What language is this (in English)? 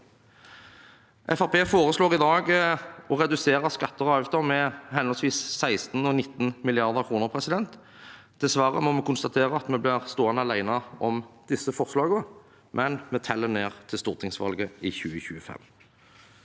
Norwegian